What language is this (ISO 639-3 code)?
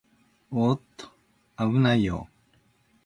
jpn